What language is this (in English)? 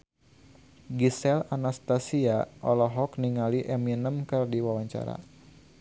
Sundanese